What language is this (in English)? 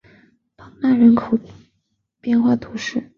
Chinese